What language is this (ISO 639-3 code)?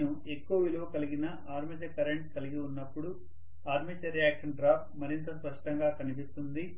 tel